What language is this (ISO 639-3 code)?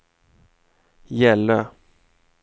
swe